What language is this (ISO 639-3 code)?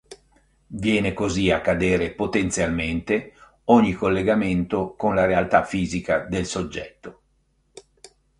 ita